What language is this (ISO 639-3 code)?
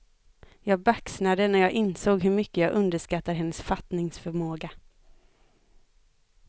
swe